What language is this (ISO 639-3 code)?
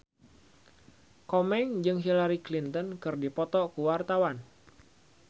sun